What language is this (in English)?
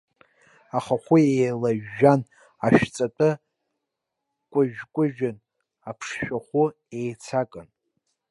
Abkhazian